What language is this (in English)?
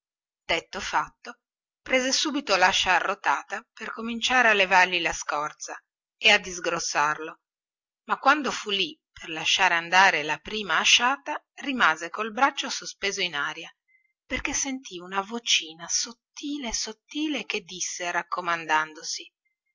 Italian